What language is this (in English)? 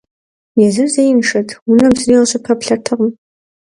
Kabardian